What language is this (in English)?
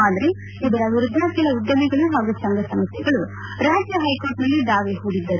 Kannada